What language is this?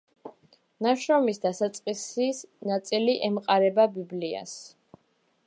Georgian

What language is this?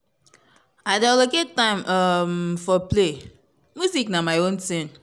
Nigerian Pidgin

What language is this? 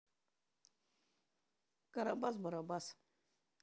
Russian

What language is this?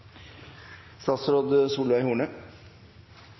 Norwegian Nynorsk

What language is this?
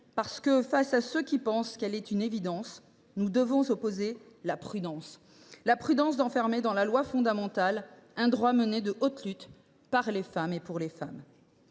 French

